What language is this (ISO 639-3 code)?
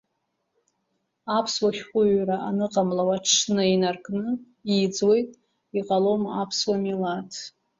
abk